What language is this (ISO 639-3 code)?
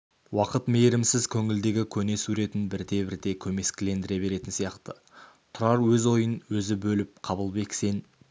kaz